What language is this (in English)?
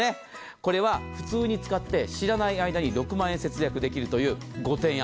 Japanese